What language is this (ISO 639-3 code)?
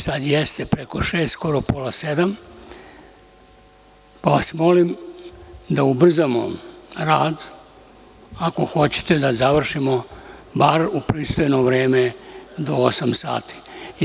srp